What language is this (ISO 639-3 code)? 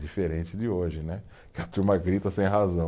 por